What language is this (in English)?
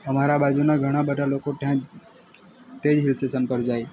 Gujarati